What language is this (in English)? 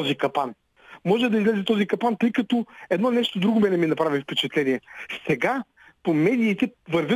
Bulgarian